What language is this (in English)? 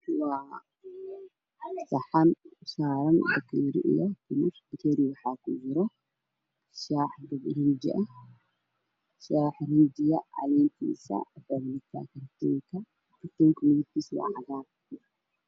Somali